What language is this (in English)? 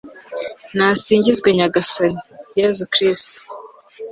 Kinyarwanda